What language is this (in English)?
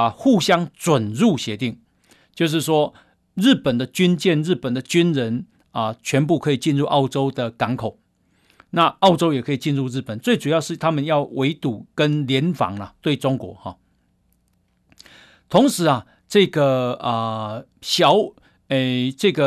Chinese